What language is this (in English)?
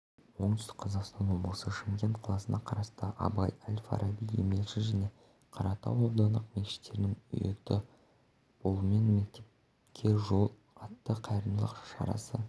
Kazakh